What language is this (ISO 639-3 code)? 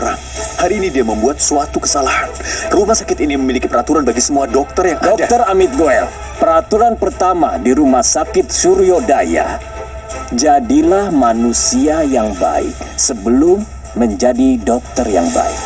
ind